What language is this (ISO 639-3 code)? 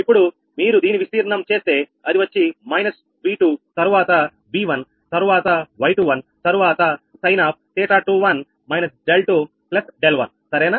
tel